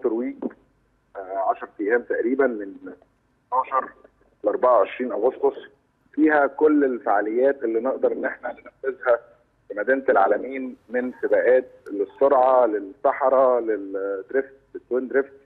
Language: Arabic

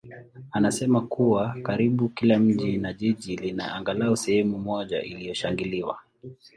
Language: Swahili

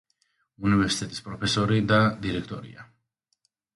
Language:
Georgian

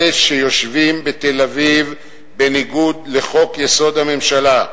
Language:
Hebrew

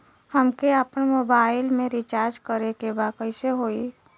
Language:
Bhojpuri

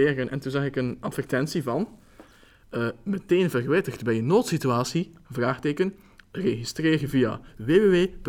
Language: Dutch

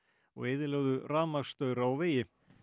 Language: Icelandic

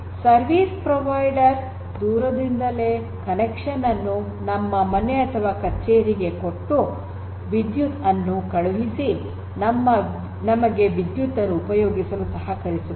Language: Kannada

